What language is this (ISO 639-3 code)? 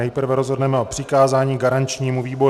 ces